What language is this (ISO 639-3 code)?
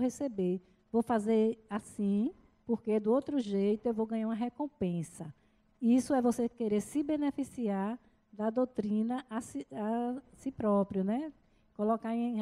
por